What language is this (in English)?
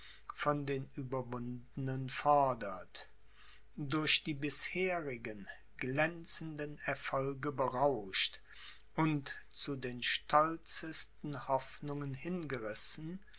German